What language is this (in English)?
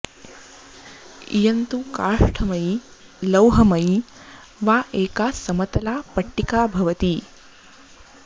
Sanskrit